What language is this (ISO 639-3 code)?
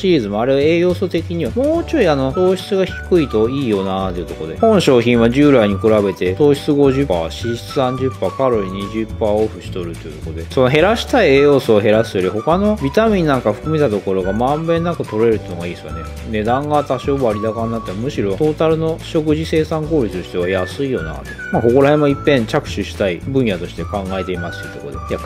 jpn